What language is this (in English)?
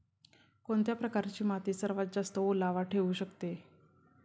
Marathi